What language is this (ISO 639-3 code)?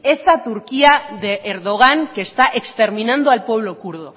spa